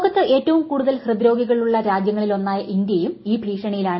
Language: Malayalam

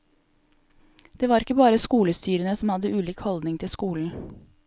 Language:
Norwegian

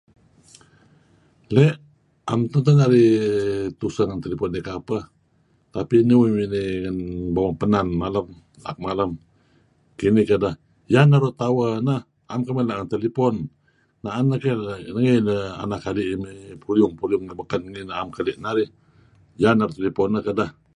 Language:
Kelabit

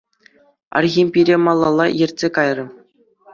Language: Chuvash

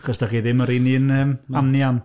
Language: Welsh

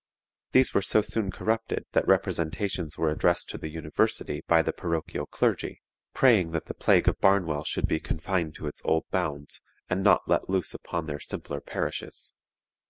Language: English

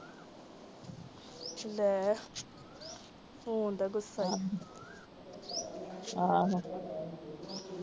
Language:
Punjabi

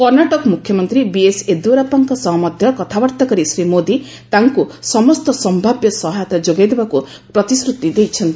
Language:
Odia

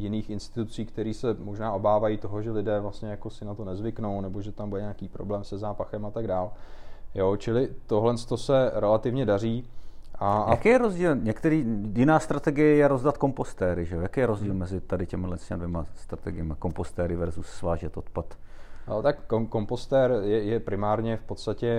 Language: Czech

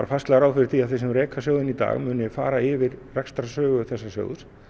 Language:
Icelandic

